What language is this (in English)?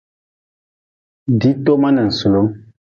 Nawdm